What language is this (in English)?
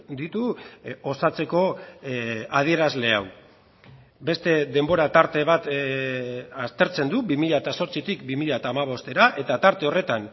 Basque